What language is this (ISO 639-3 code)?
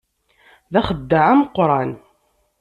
kab